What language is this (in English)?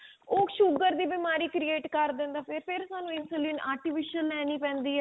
Punjabi